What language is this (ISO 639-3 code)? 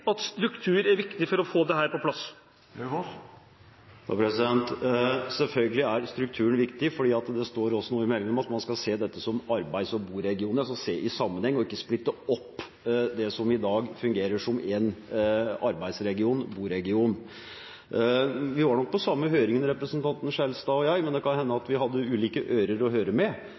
nob